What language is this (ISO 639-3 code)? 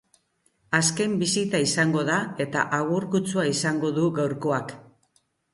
eus